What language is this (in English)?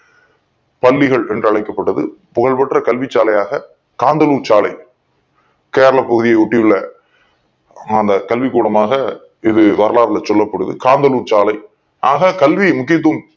Tamil